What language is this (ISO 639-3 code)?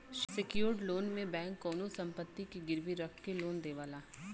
bho